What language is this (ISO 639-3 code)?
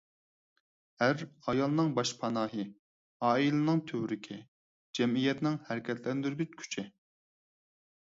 uig